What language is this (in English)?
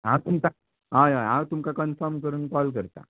Konkani